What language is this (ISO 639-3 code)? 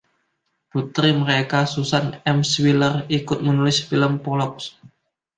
ind